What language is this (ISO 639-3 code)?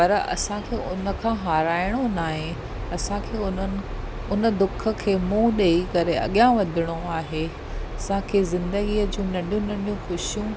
snd